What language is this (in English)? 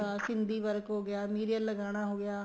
Punjabi